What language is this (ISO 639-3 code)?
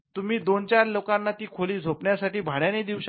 mar